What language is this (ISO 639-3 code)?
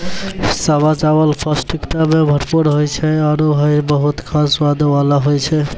mai